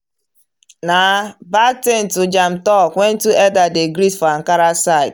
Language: Nigerian Pidgin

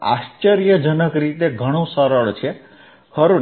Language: Gujarati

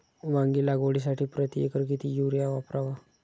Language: Marathi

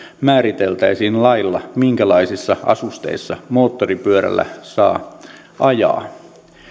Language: Finnish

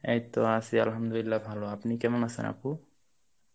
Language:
Bangla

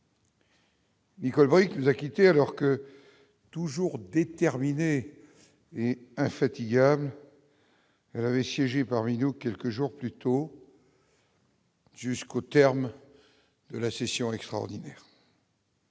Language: French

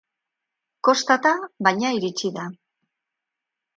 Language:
Basque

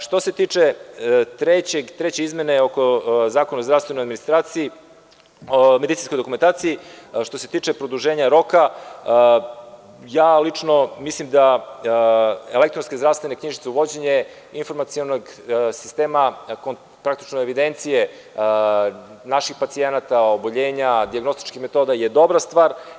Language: Serbian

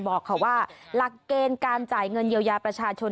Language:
Thai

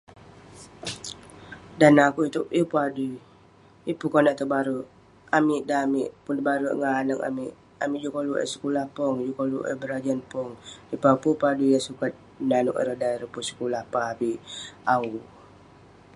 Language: Western Penan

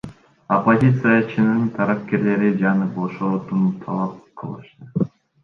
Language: Kyrgyz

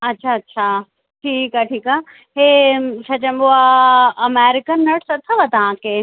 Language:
Sindhi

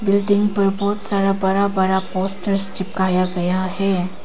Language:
Hindi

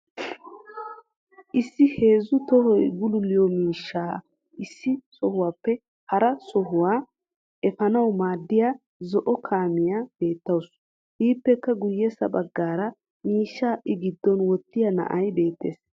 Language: Wolaytta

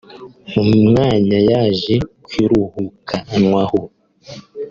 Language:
Kinyarwanda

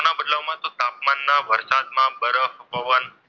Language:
Gujarati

